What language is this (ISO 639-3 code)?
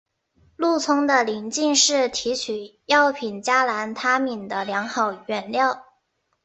zho